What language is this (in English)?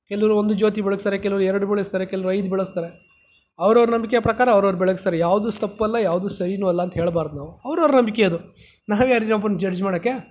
Kannada